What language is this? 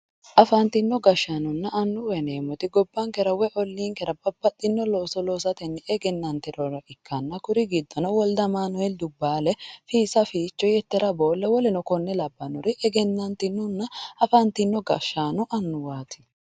Sidamo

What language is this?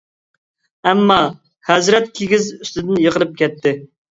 Uyghur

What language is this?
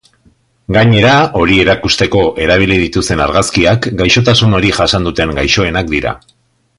Basque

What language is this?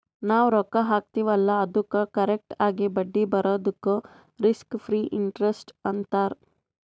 Kannada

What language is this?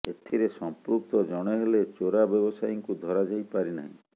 Odia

